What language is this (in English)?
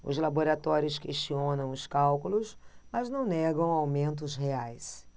Portuguese